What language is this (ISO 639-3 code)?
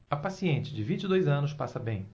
por